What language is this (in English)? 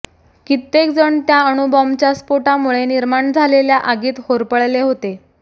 Marathi